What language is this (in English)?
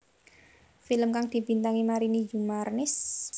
Javanese